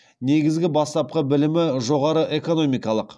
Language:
Kazakh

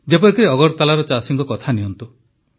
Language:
Odia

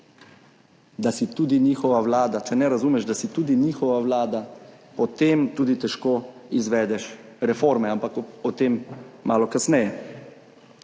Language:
Slovenian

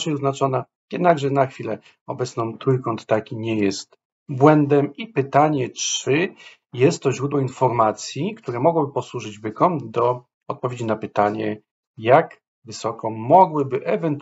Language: Polish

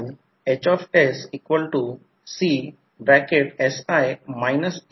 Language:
Marathi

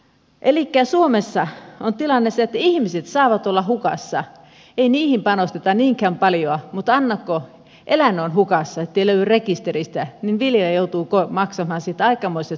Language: Finnish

